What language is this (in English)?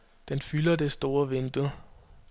Danish